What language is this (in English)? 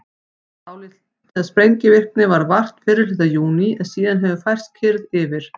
Icelandic